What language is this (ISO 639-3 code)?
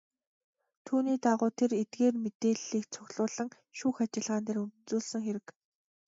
mon